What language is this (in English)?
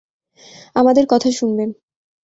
Bangla